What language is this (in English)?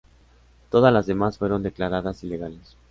Spanish